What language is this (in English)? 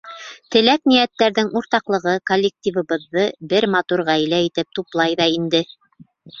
Bashkir